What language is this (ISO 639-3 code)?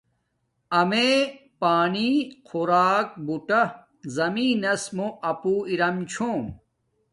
dmk